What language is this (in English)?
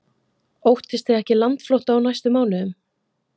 Icelandic